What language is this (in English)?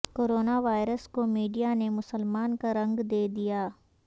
Urdu